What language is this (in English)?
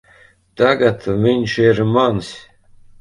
Latvian